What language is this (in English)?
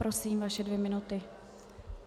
Czech